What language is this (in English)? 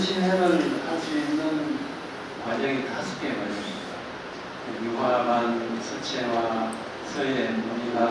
Korean